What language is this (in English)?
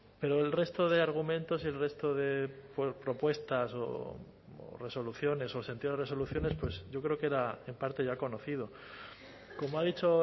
Spanish